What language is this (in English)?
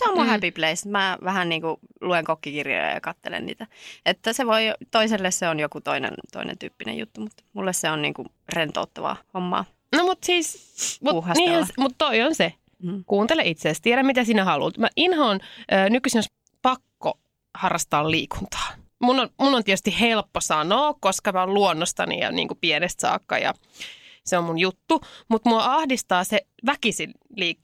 Finnish